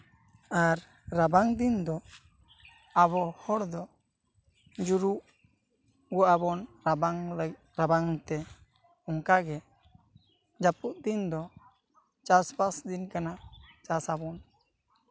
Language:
Santali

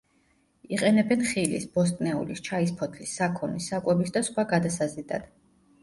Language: Georgian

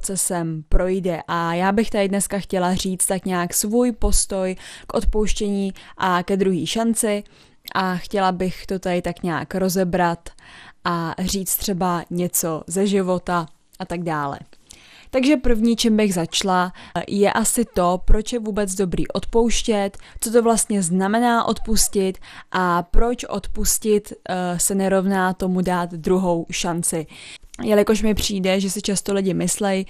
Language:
Czech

